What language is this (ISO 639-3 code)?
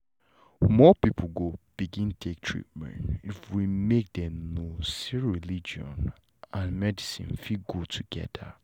pcm